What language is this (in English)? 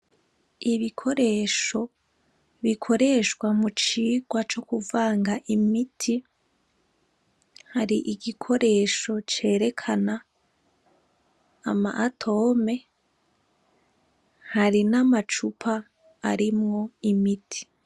Rundi